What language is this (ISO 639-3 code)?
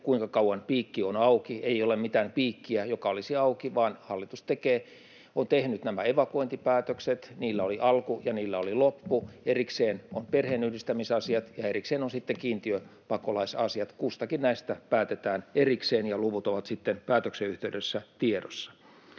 fin